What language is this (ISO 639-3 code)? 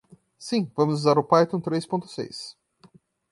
por